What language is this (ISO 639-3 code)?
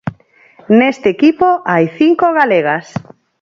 glg